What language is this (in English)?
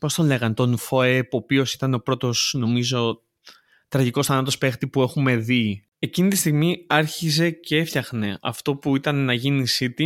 Greek